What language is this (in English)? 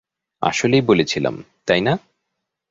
Bangla